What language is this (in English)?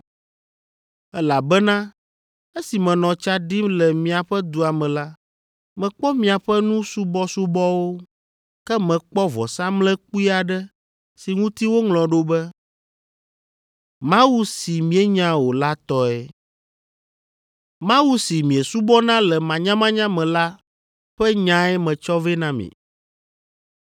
Ewe